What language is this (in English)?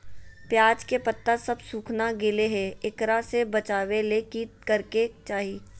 Magahi